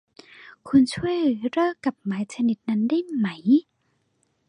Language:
Thai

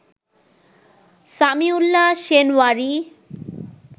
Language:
Bangla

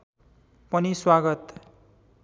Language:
Nepali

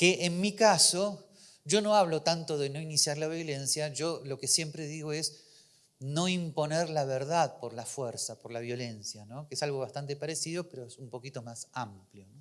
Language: Spanish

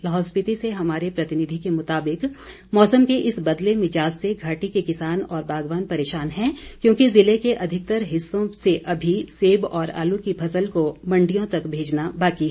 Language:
Hindi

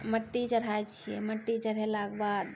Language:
Maithili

